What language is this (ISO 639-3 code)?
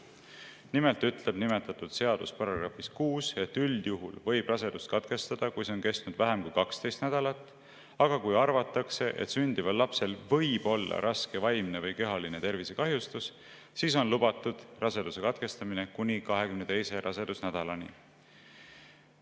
est